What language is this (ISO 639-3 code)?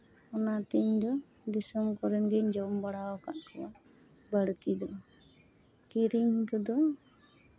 sat